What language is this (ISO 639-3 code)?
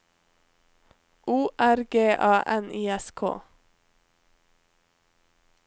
nor